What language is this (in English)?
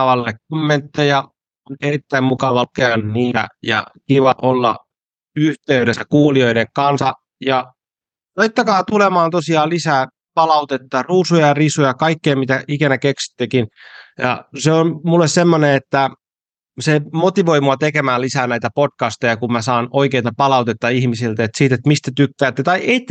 Finnish